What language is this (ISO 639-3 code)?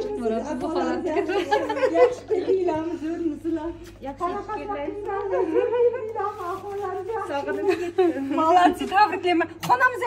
tur